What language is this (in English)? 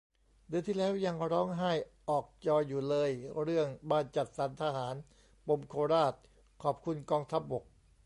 Thai